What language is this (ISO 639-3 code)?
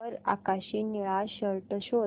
mar